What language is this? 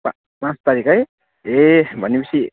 Nepali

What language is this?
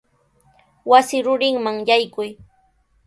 Sihuas Ancash Quechua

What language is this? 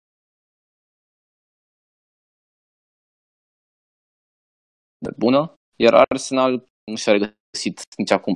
Romanian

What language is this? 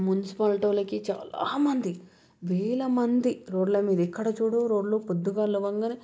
Telugu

